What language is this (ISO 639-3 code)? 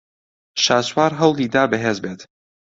ckb